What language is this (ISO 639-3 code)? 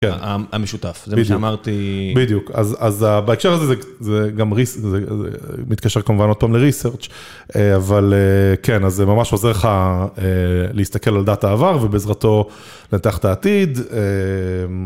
heb